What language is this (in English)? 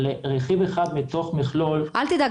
Hebrew